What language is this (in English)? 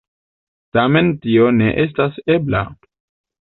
Esperanto